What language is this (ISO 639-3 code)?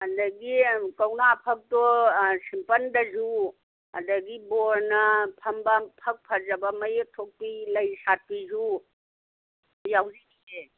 mni